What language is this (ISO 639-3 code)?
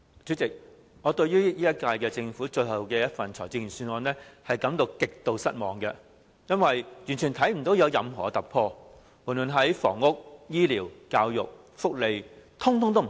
yue